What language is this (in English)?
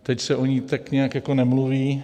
Czech